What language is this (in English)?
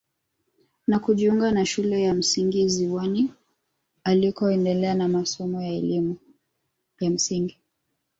Swahili